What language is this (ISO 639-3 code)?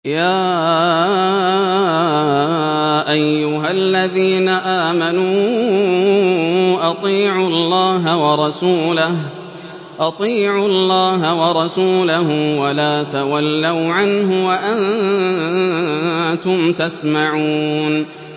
ara